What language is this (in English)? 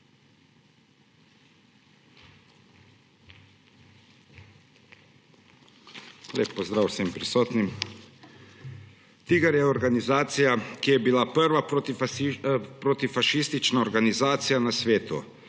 Slovenian